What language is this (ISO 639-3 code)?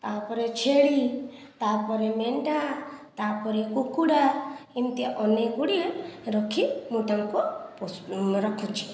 ori